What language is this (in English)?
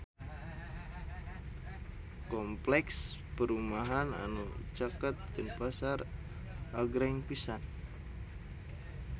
Sundanese